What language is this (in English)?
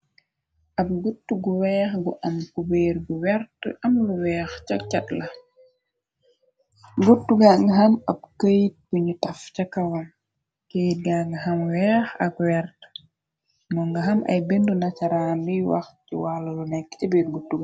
Wolof